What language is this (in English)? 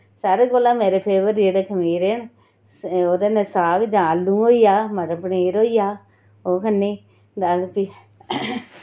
Dogri